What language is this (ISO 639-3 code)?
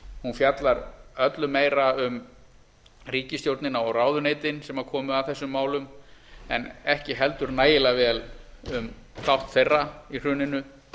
isl